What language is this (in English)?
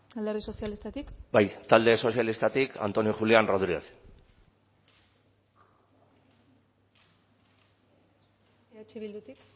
Basque